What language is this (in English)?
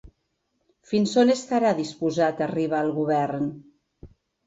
Catalan